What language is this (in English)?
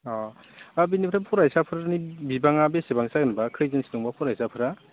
Bodo